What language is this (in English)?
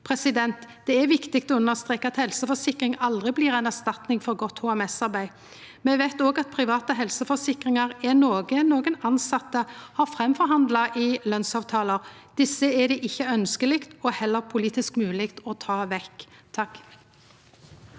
Norwegian